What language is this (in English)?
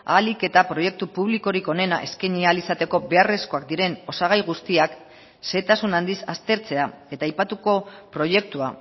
Basque